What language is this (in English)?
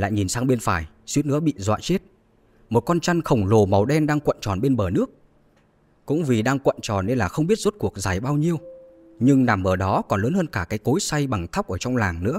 Vietnamese